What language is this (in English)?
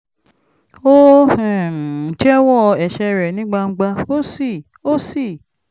Yoruba